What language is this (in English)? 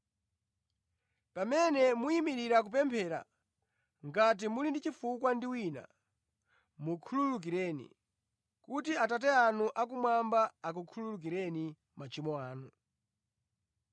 Nyanja